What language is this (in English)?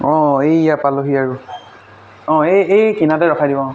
Assamese